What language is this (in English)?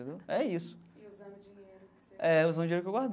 Portuguese